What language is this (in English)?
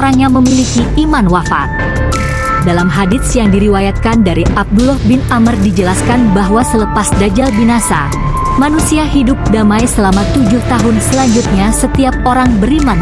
Indonesian